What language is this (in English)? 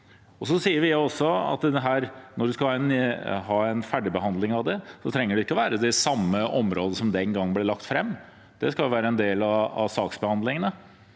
Norwegian